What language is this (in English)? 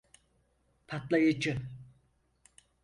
Turkish